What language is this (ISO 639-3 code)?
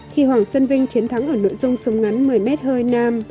vie